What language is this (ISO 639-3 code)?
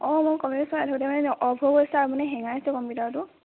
asm